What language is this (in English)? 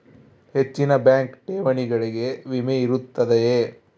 Kannada